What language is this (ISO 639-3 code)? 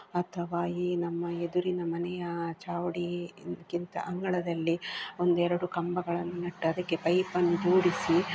kan